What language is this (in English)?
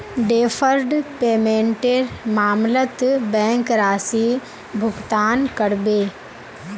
Magahi